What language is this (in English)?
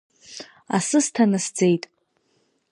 Abkhazian